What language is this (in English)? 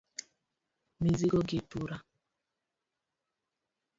Luo (Kenya and Tanzania)